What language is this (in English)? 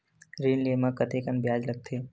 Chhattisgarhi